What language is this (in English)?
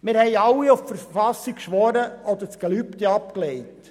Swiss German